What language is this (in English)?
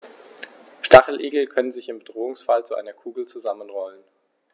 German